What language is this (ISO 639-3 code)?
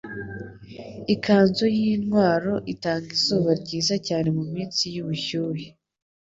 kin